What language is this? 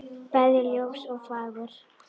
Icelandic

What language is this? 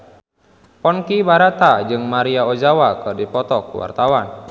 Sundanese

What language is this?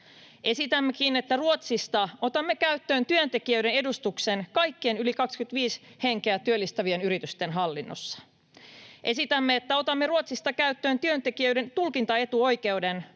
Finnish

